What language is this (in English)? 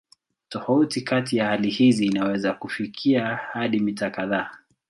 Swahili